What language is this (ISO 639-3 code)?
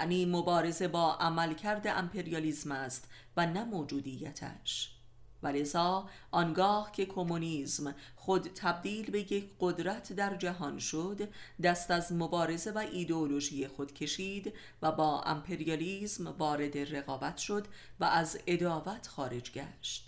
fas